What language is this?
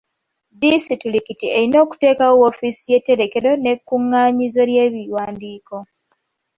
Ganda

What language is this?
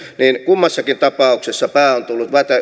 Finnish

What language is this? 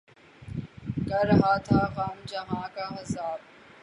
Urdu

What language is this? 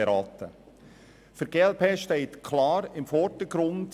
Swiss German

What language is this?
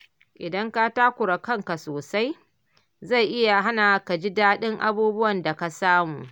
Hausa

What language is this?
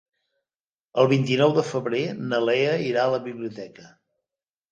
Catalan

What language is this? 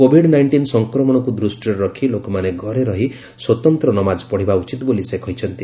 Odia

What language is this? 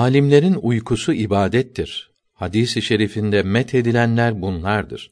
Turkish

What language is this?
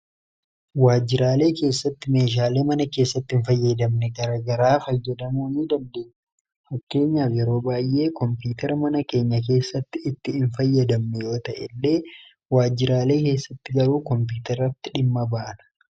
Oromo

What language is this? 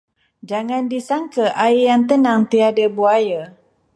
Malay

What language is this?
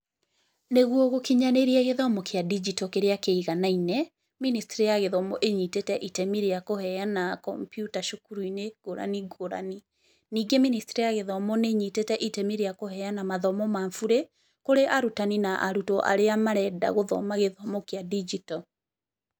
Kikuyu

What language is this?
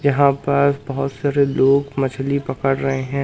Hindi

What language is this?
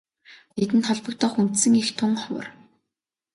Mongolian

